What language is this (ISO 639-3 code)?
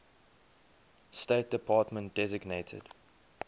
eng